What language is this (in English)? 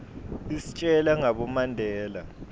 Swati